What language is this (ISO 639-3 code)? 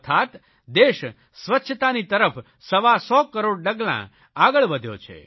guj